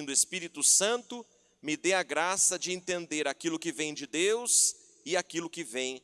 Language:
Portuguese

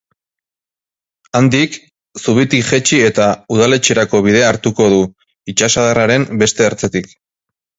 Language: Basque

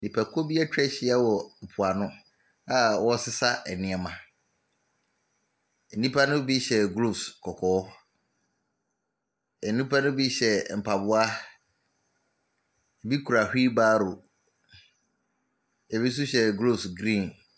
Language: Akan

